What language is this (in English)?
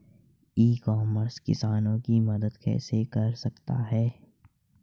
Hindi